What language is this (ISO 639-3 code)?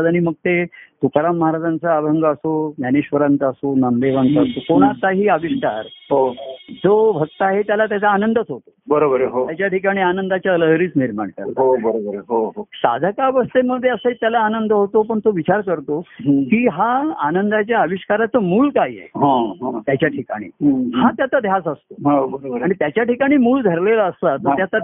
mar